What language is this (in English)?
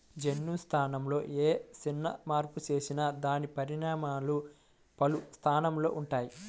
Telugu